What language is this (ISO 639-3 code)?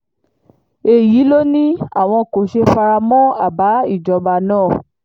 yor